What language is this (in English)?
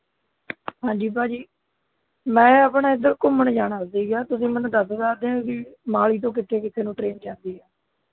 Punjabi